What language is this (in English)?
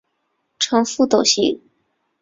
Chinese